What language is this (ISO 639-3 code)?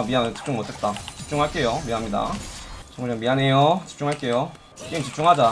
kor